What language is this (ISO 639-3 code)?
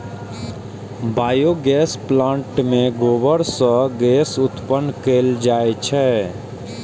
mai